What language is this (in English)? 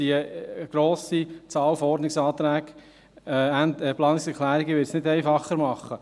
Swiss German